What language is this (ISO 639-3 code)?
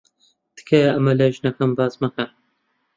ckb